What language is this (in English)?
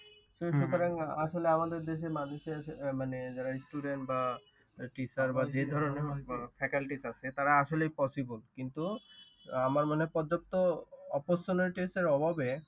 Bangla